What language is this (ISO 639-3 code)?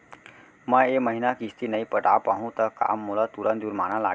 hne